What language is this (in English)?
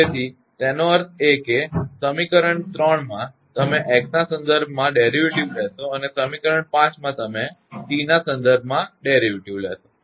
Gujarati